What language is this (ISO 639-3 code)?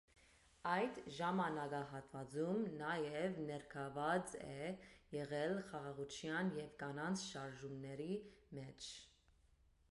hye